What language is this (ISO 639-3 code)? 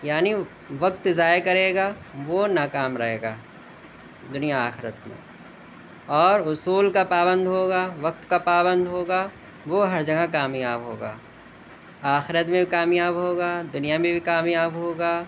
urd